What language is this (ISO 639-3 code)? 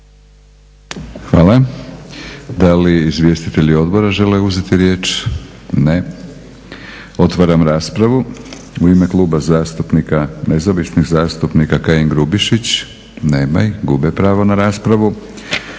hrv